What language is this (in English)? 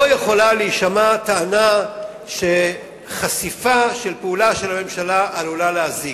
Hebrew